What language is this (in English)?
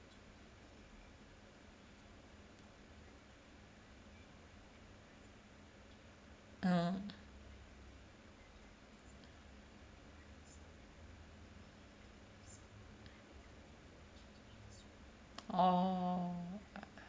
English